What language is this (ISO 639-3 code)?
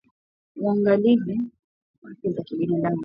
swa